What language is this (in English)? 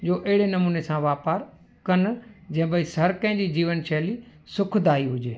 Sindhi